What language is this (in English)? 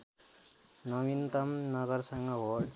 Nepali